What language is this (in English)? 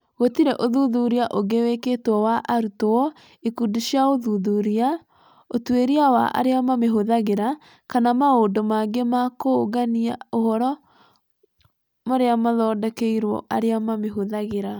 Kikuyu